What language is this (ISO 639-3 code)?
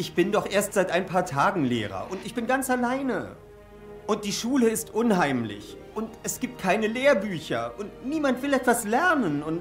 deu